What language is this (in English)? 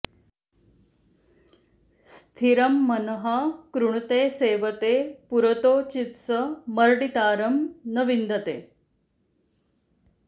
Sanskrit